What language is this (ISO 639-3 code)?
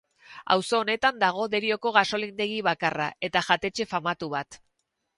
eus